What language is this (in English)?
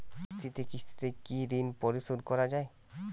Bangla